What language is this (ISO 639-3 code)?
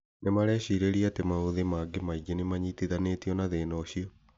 kik